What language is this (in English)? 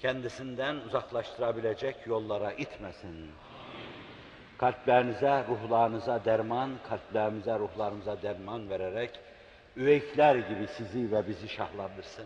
Turkish